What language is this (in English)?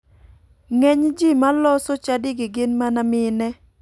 Luo (Kenya and Tanzania)